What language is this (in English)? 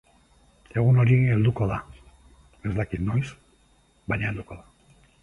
Basque